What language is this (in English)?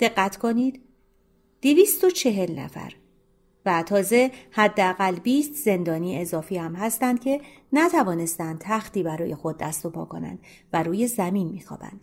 Persian